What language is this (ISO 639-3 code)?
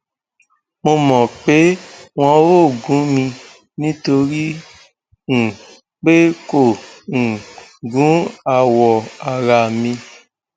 yor